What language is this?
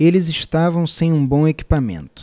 Portuguese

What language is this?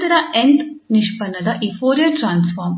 Kannada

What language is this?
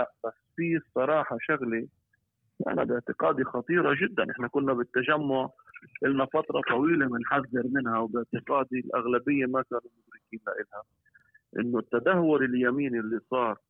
Arabic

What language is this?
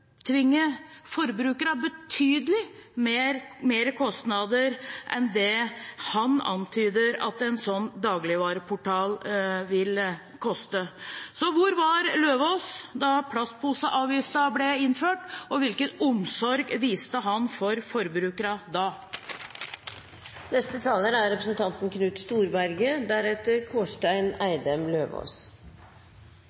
Norwegian Bokmål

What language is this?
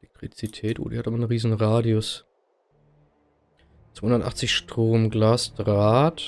German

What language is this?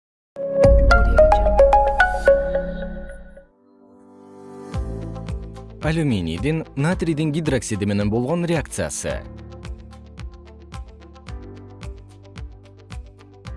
Kyrgyz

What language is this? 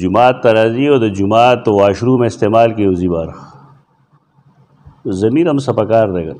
Indonesian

